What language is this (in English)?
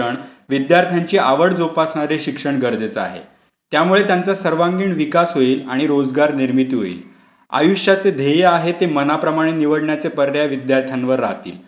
Marathi